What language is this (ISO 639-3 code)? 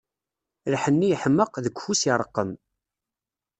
kab